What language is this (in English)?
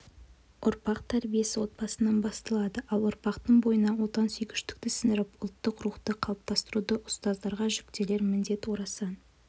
Kazakh